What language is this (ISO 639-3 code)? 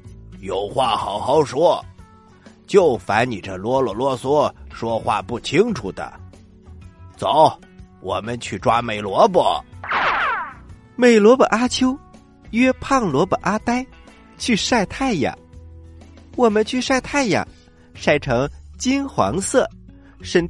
zho